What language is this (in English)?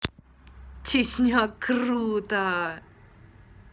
Russian